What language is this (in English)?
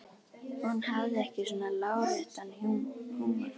Icelandic